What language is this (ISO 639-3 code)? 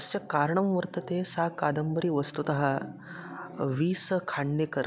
san